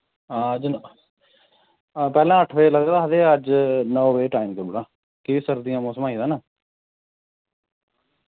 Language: Dogri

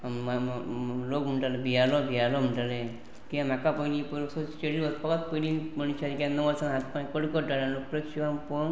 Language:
Konkani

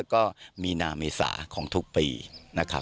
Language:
Thai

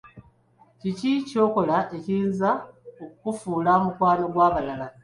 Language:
Ganda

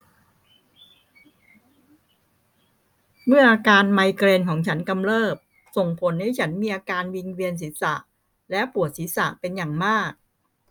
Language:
Thai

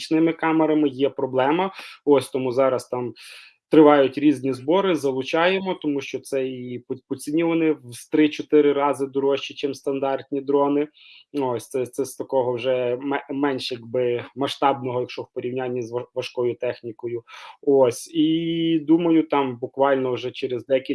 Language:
Ukrainian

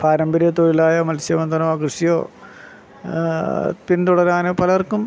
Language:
Malayalam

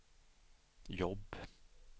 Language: Swedish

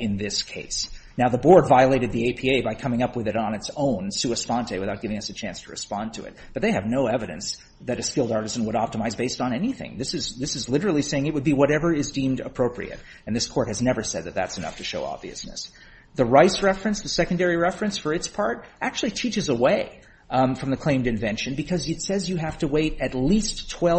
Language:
English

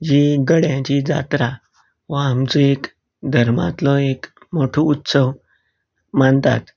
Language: Konkani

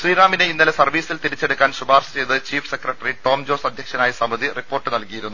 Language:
Malayalam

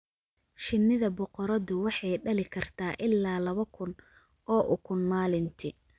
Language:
Somali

